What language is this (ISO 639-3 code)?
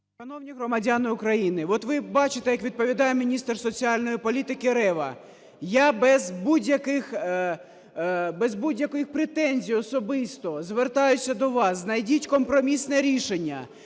ukr